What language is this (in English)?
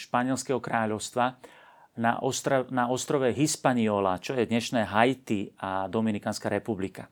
Slovak